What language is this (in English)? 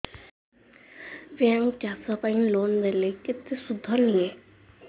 Odia